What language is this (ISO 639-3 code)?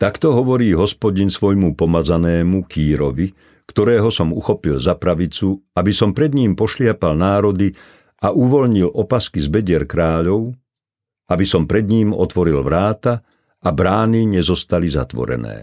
slk